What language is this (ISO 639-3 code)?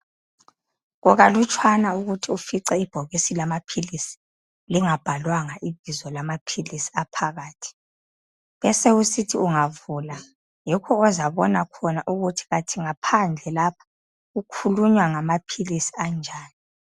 nde